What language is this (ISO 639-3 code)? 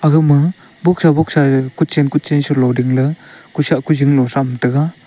nnp